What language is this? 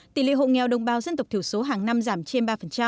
Vietnamese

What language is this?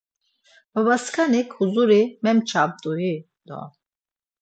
Laz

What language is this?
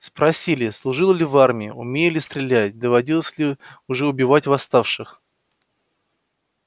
Russian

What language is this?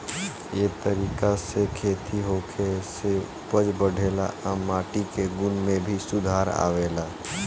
Bhojpuri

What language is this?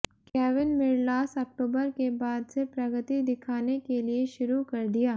Hindi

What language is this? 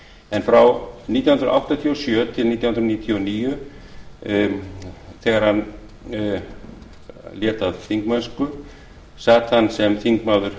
Icelandic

